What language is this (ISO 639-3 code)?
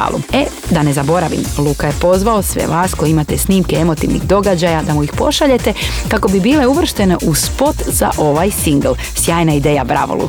hrv